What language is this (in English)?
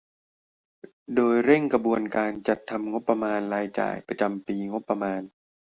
Thai